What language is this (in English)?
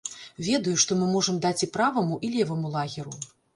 Belarusian